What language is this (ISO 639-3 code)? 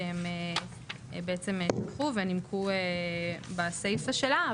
heb